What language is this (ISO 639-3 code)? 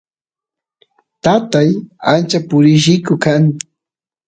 qus